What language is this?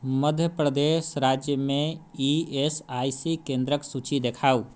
Maithili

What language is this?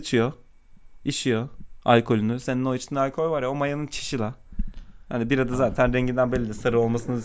Turkish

